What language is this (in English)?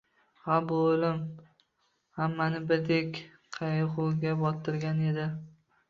Uzbek